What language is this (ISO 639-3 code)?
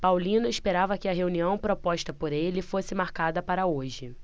por